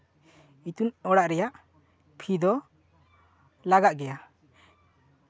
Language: Santali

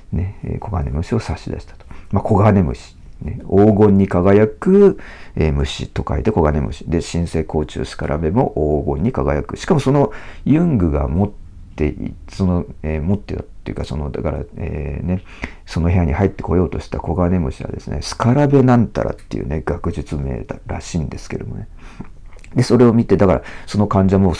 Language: Japanese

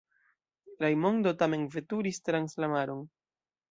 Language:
Esperanto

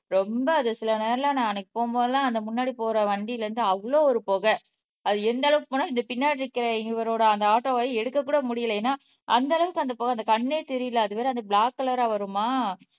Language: Tamil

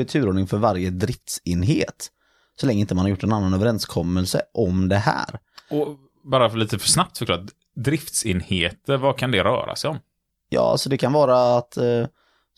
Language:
Swedish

